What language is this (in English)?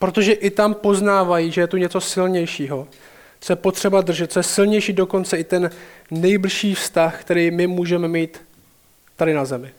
Czech